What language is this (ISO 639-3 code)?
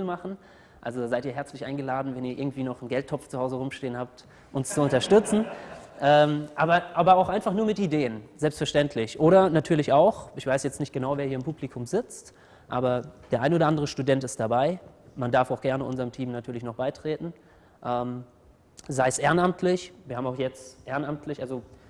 deu